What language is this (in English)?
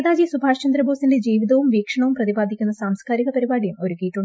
Malayalam